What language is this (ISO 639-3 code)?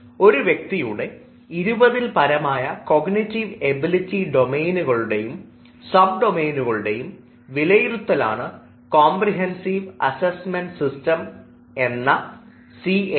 mal